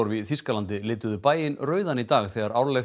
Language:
Icelandic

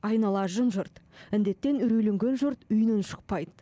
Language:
Kazakh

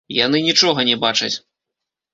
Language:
Belarusian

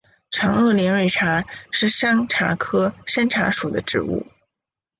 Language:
Chinese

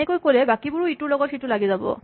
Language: Assamese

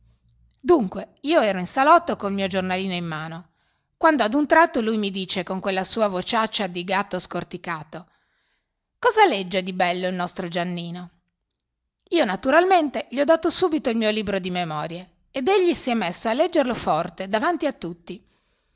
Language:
Italian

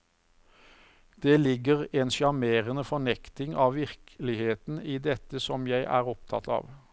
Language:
Norwegian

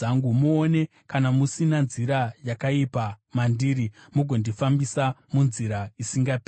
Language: Shona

